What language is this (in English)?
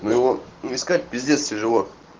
Russian